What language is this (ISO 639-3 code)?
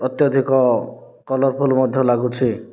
ori